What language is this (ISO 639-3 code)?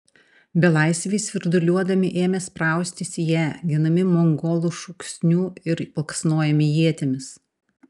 lit